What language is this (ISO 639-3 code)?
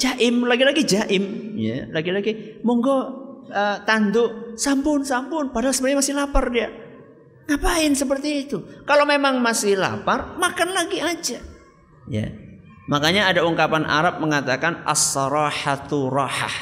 ind